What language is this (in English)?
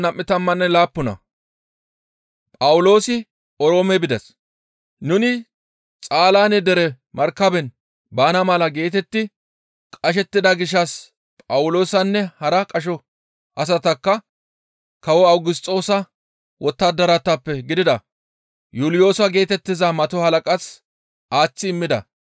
Gamo